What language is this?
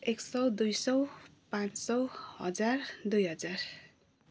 Nepali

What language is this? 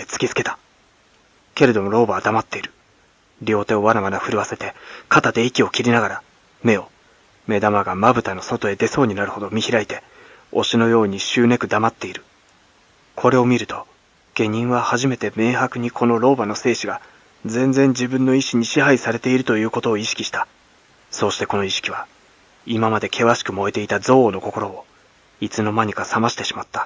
Japanese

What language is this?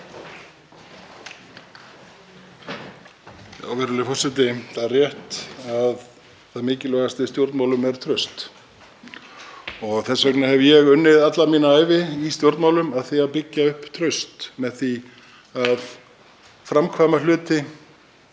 Icelandic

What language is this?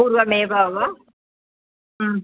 Sanskrit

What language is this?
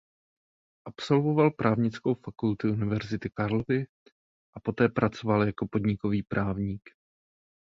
Czech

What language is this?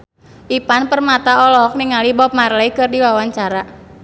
Sundanese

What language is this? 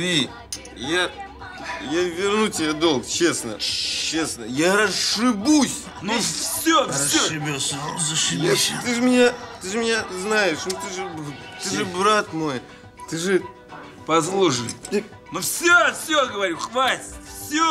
Russian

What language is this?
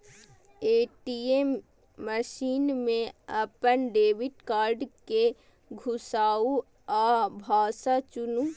Maithili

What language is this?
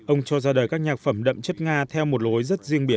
Vietnamese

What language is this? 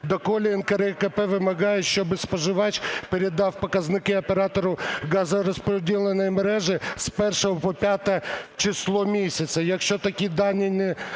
Ukrainian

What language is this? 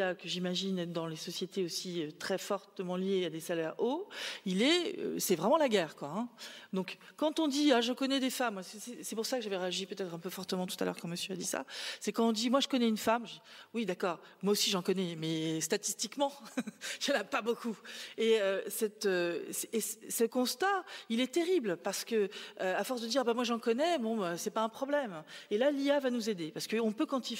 French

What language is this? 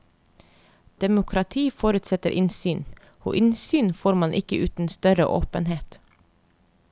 Norwegian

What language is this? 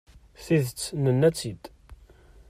Kabyle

